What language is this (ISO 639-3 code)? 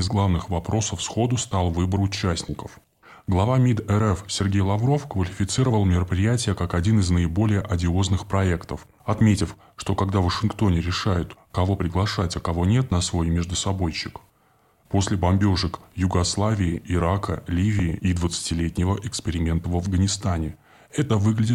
rus